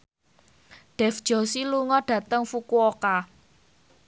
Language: Javanese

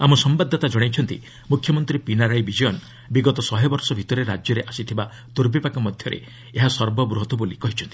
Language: Odia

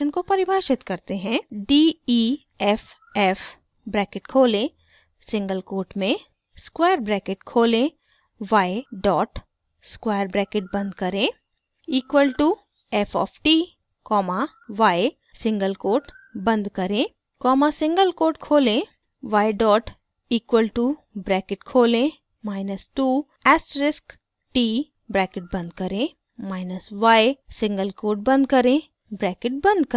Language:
Hindi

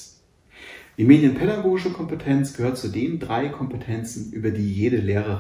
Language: German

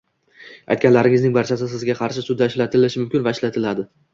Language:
Uzbek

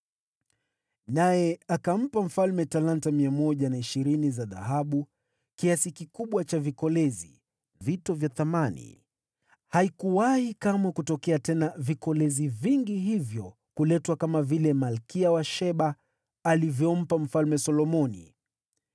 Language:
Swahili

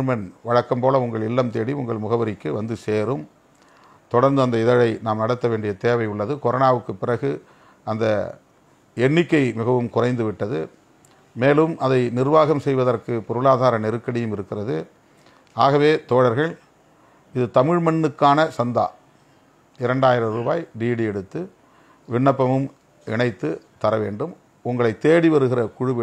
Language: Romanian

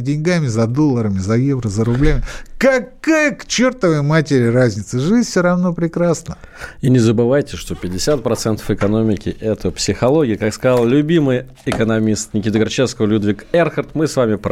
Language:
Russian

